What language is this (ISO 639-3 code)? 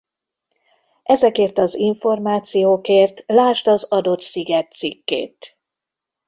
hun